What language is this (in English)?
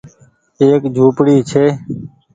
Goaria